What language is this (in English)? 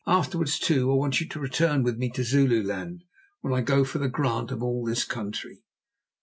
English